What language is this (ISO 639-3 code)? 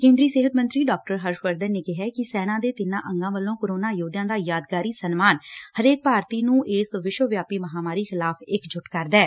pan